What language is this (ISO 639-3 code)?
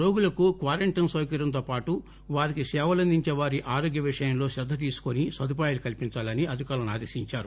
tel